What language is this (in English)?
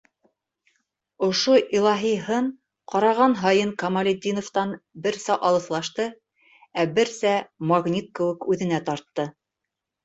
Bashkir